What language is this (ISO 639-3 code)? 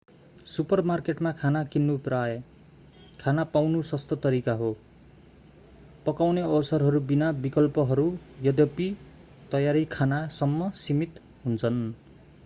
nep